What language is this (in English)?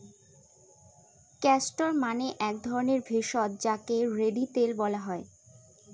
Bangla